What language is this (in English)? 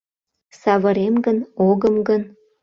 Mari